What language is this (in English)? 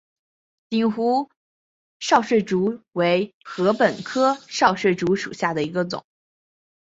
Chinese